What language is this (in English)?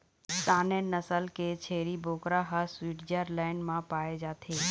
Chhattisgarhi